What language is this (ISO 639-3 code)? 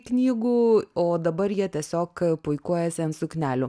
lit